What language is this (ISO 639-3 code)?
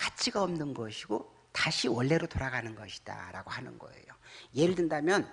kor